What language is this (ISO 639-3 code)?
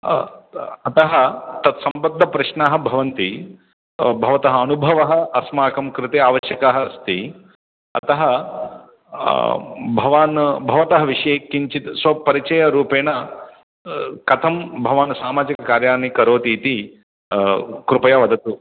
san